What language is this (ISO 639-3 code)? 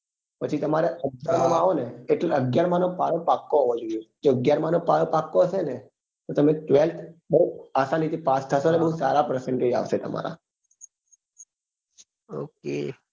guj